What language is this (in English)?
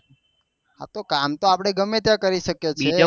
Gujarati